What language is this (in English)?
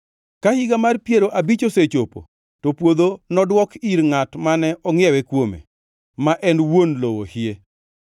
Luo (Kenya and Tanzania)